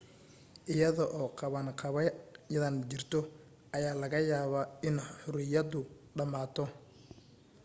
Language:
Somali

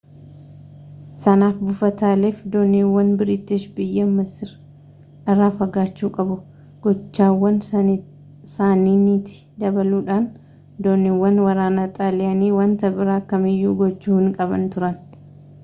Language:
Oromo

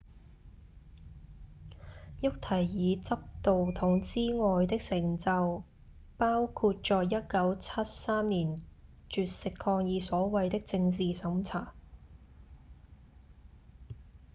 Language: Cantonese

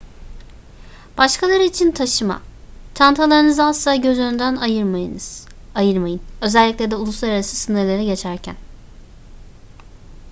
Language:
Turkish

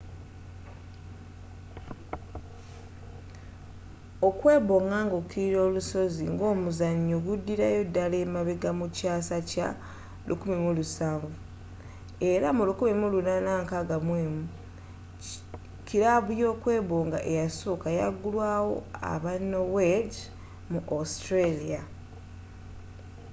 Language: Ganda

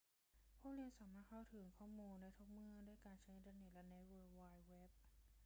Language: Thai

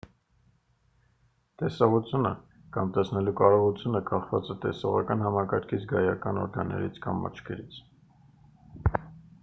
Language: Armenian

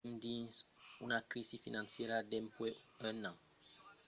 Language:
Occitan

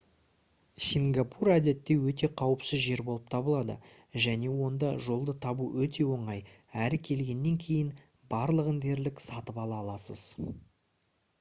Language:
Kazakh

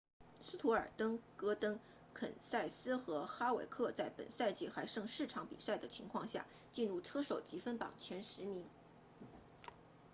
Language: Chinese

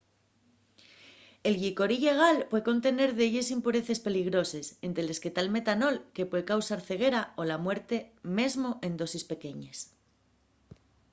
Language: Asturian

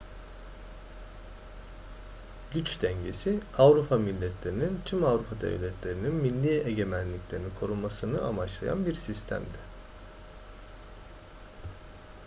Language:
Turkish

